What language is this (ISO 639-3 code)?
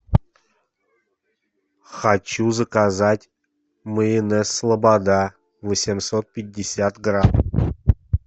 rus